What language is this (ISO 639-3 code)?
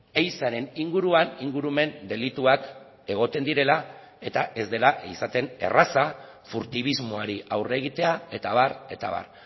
eus